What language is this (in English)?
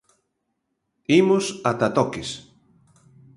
Galician